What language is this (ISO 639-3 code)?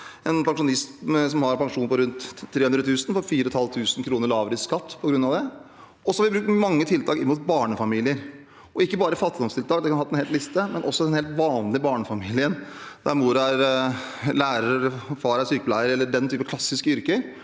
nor